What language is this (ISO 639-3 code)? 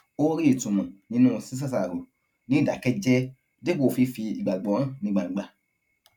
yor